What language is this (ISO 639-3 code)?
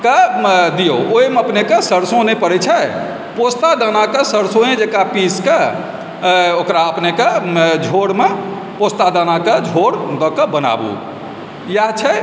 mai